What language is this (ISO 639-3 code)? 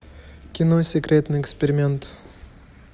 rus